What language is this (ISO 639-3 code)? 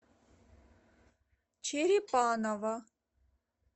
rus